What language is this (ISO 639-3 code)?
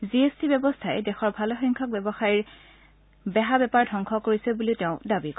asm